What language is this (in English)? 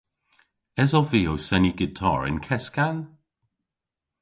Cornish